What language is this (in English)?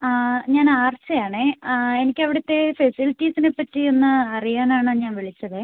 Malayalam